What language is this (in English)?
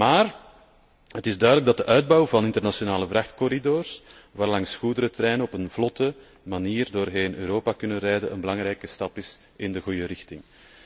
Dutch